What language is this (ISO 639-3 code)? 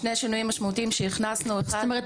heb